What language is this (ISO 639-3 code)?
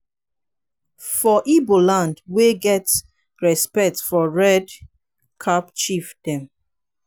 pcm